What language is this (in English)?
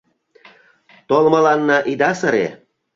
Mari